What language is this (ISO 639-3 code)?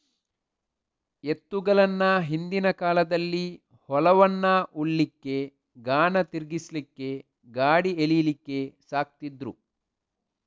kan